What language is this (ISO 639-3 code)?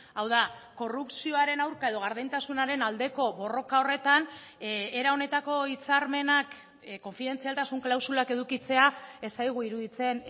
eus